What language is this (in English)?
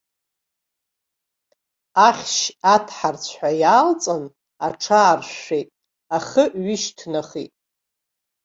Abkhazian